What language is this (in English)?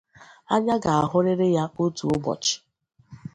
Igbo